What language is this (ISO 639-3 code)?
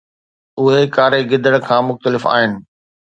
snd